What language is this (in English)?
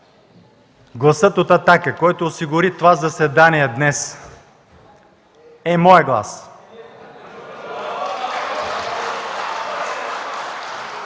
Bulgarian